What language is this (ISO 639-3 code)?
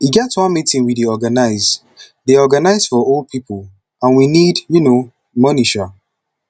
pcm